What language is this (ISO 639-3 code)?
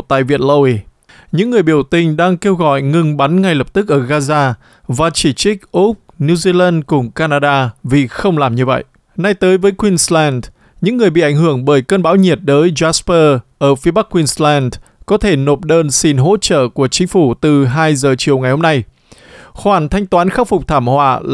vie